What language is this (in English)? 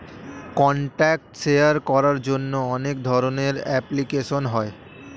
Bangla